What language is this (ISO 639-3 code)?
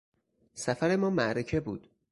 fas